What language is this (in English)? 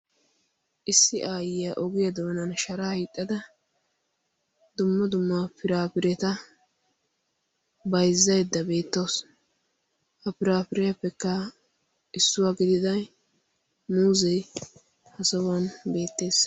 Wolaytta